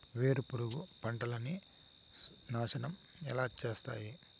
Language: Telugu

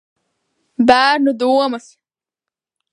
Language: Latvian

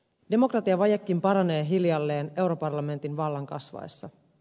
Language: Finnish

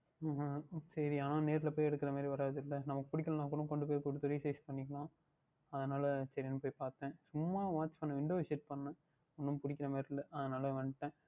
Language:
Tamil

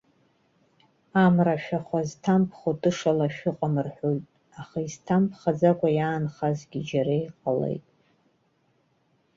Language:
Abkhazian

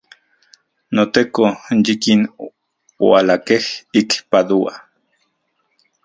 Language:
Central Puebla Nahuatl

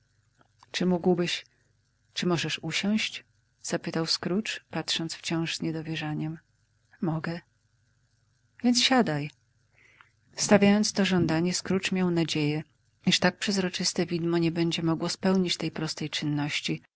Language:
Polish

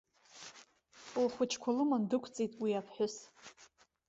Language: Abkhazian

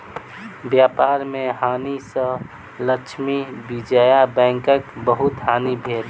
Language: Maithili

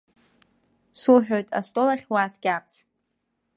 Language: Abkhazian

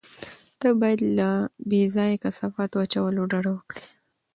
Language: Pashto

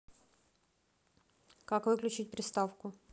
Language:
Russian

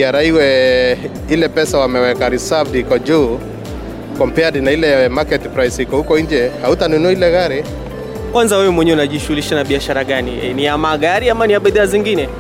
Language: Swahili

